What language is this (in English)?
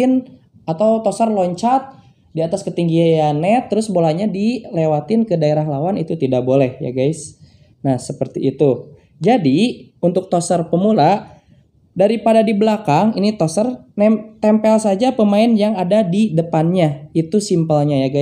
Indonesian